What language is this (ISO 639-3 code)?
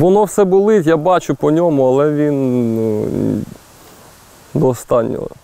ukr